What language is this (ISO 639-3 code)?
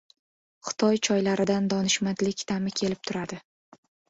uzb